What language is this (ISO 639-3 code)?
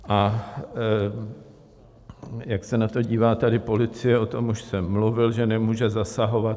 ces